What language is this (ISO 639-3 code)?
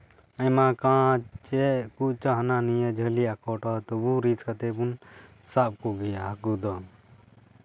sat